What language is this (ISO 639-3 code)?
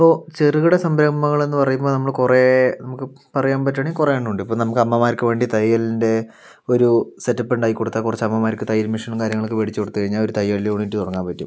mal